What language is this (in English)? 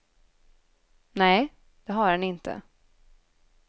Swedish